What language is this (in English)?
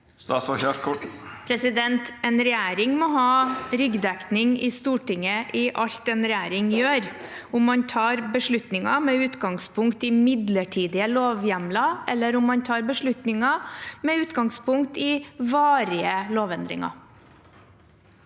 Norwegian